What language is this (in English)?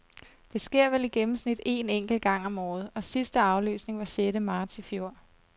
Danish